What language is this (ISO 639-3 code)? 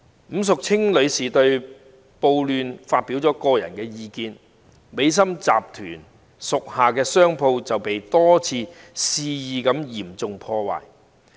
yue